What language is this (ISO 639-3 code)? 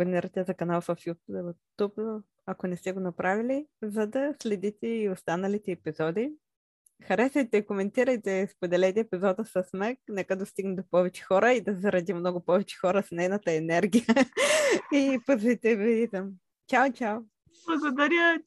bul